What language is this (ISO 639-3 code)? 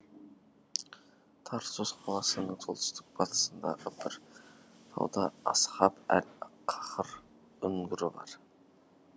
kaz